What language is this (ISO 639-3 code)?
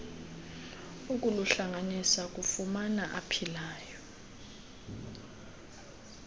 xho